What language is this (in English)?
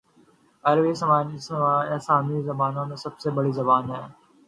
Urdu